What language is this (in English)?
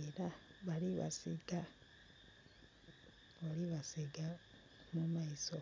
Soga